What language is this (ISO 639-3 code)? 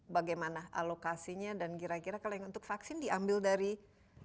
ind